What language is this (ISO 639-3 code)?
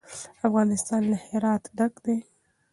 pus